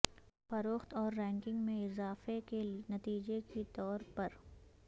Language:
Urdu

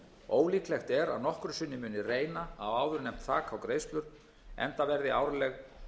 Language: Icelandic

